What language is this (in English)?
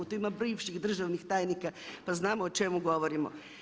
Croatian